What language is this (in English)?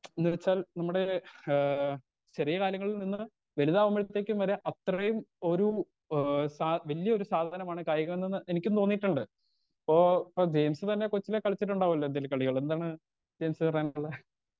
Malayalam